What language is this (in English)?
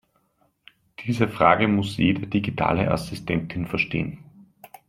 German